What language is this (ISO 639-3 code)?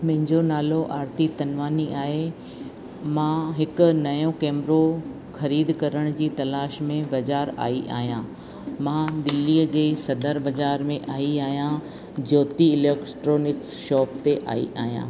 snd